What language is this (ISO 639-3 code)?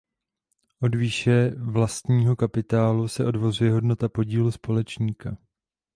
ces